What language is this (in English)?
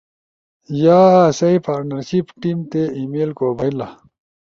Ushojo